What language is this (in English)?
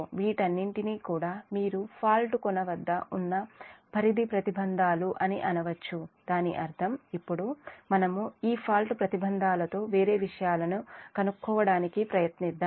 Telugu